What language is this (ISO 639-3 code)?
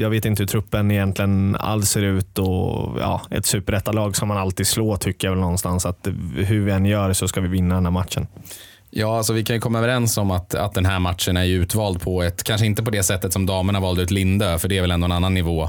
swe